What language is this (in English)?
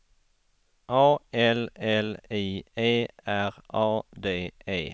Swedish